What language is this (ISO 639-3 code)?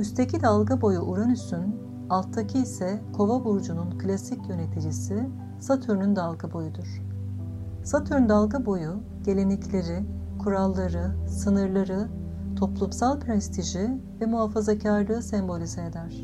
tur